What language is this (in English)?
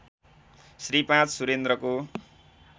Nepali